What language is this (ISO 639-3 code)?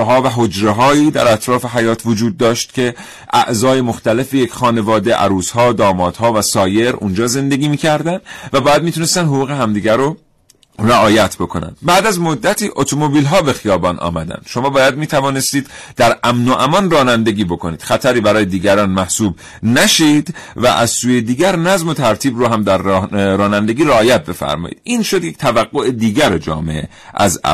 fas